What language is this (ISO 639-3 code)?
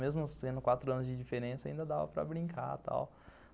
por